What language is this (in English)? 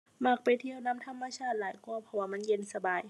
Thai